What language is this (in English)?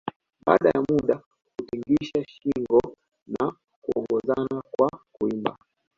Swahili